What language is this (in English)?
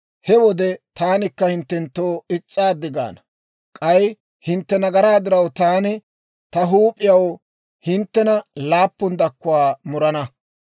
Dawro